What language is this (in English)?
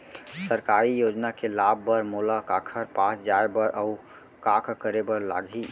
Chhattisgarhi